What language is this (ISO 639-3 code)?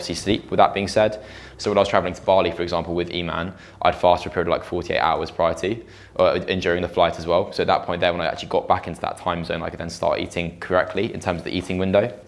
eng